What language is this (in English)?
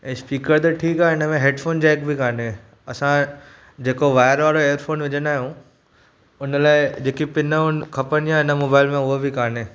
Sindhi